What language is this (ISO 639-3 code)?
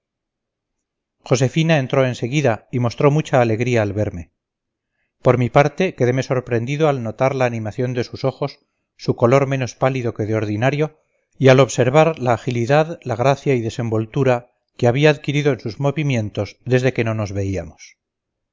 spa